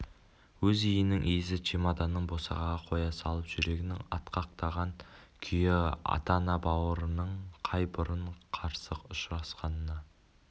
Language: Kazakh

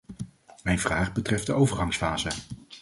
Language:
Dutch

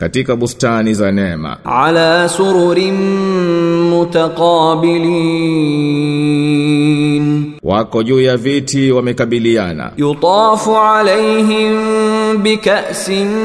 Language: Swahili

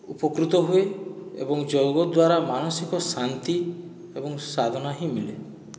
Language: Odia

